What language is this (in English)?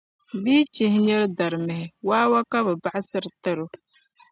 Dagbani